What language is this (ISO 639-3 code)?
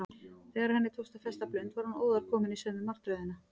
isl